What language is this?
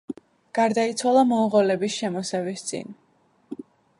Georgian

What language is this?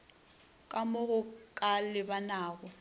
Northern Sotho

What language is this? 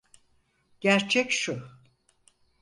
Turkish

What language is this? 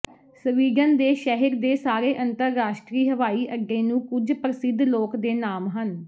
Punjabi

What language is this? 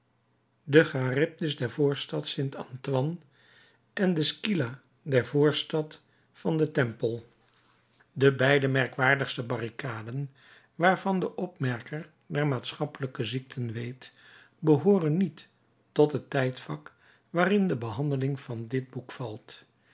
Dutch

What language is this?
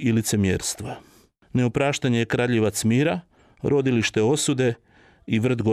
Croatian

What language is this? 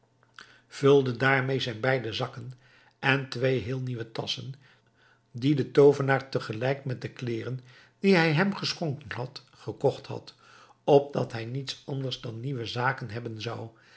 Dutch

